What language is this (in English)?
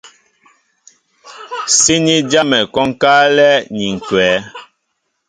Mbo (Cameroon)